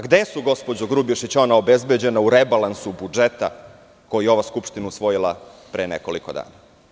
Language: Serbian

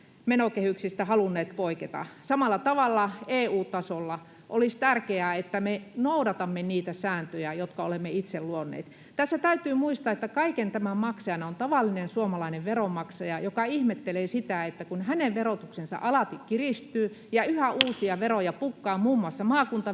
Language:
Finnish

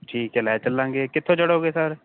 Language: Punjabi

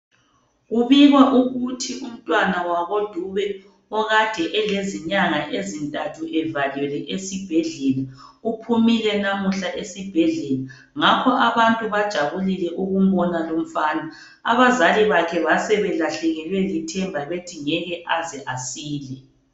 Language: North Ndebele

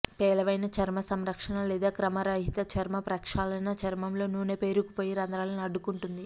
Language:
Telugu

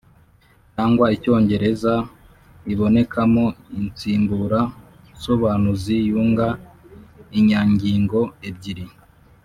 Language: Kinyarwanda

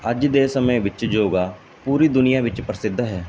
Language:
Punjabi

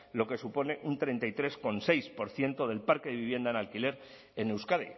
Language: Spanish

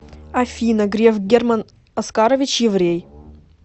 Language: Russian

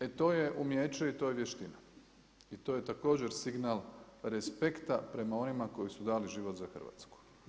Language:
Croatian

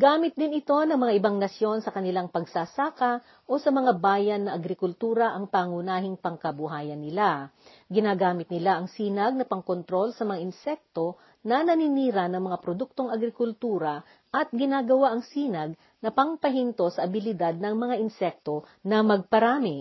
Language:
Filipino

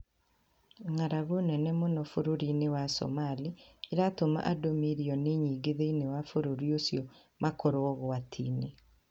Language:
Kikuyu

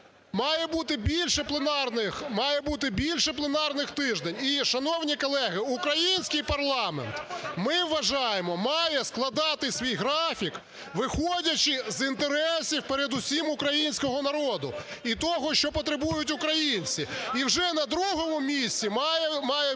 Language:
Ukrainian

